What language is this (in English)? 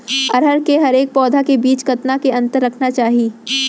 Chhattisgarhi